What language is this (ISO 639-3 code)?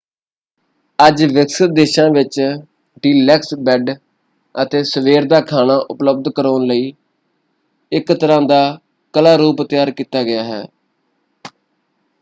pan